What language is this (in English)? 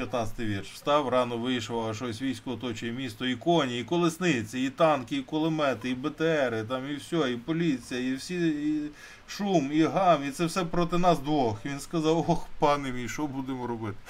Ukrainian